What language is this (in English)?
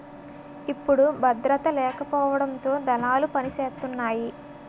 Telugu